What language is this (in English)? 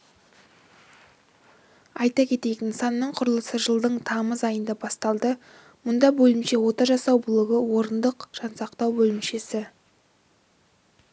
Kazakh